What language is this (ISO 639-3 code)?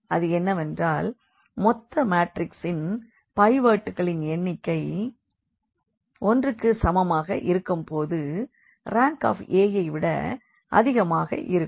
tam